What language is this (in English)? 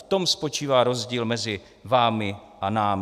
Czech